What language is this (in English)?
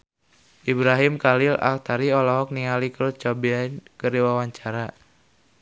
Sundanese